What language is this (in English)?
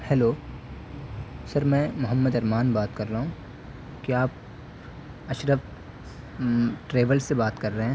Urdu